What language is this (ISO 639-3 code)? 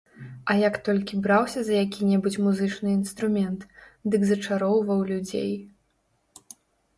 bel